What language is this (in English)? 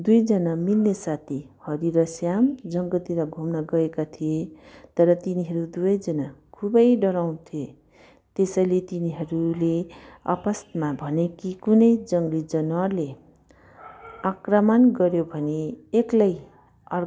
Nepali